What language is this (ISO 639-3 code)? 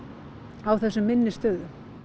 isl